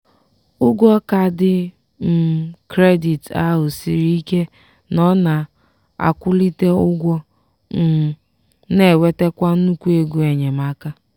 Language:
Igbo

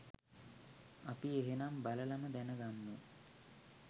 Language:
Sinhala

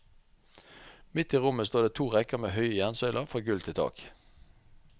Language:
Norwegian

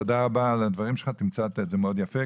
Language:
Hebrew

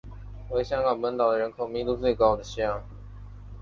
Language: Chinese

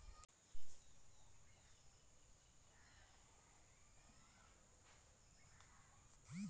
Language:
Magahi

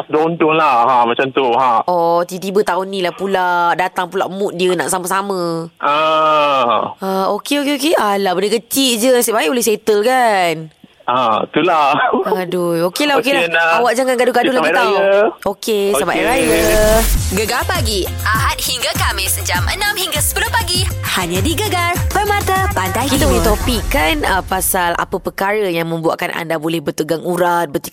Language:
Malay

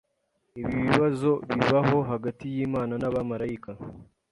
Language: Kinyarwanda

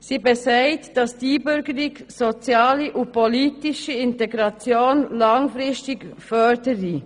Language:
Swiss German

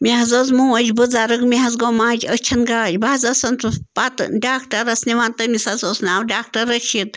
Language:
Kashmiri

